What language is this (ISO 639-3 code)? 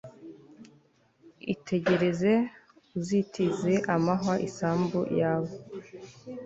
kin